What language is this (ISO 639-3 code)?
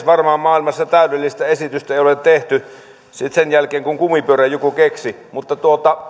fin